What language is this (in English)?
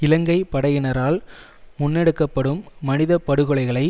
Tamil